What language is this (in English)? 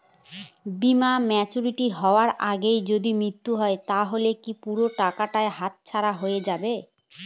Bangla